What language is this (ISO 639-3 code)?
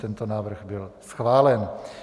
ces